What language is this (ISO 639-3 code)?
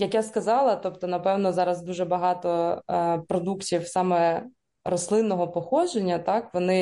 ukr